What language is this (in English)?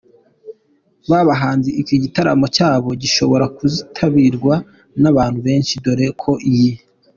Kinyarwanda